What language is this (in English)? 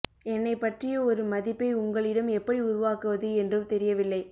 Tamil